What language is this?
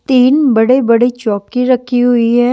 Hindi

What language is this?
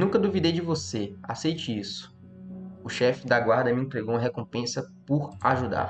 Portuguese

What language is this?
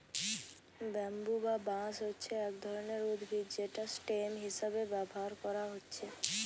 Bangla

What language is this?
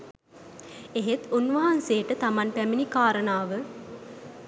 Sinhala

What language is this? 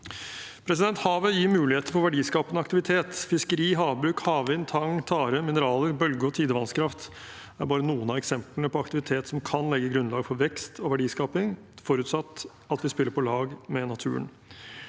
Norwegian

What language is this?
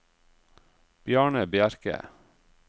Norwegian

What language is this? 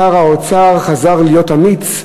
Hebrew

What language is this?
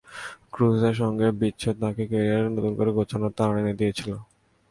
Bangla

